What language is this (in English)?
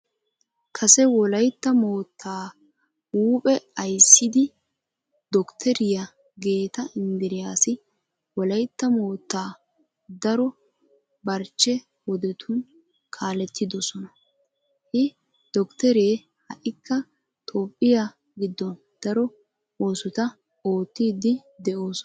Wolaytta